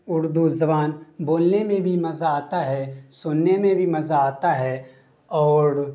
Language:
Urdu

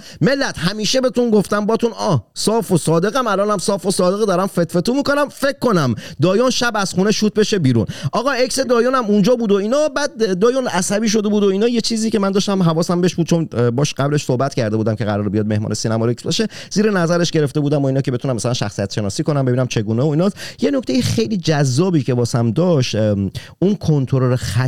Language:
Persian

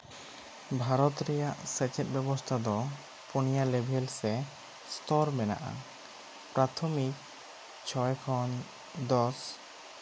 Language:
Santali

